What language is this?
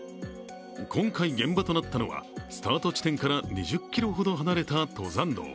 Japanese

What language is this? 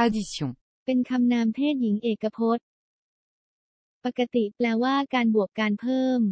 Thai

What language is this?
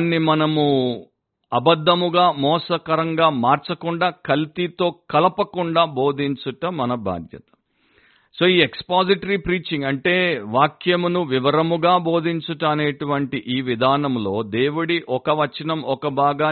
Telugu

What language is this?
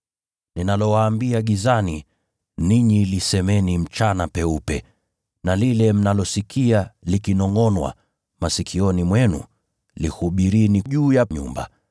Swahili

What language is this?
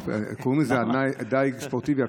Hebrew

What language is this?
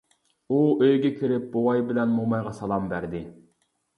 Uyghur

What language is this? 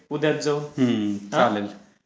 Marathi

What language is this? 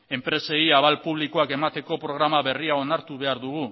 Basque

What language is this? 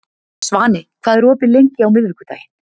Icelandic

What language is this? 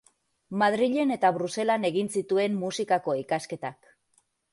Basque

